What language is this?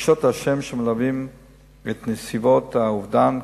Hebrew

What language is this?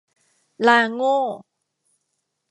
Thai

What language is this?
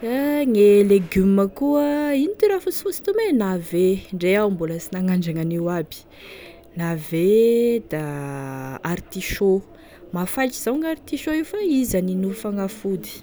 Tesaka Malagasy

